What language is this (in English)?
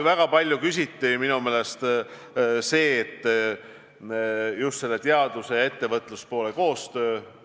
Estonian